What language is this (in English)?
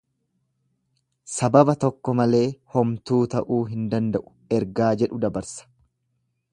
Oromo